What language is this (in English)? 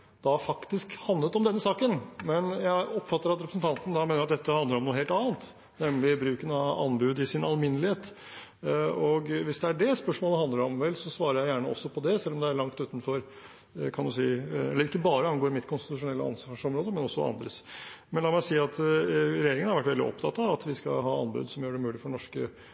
Norwegian Bokmål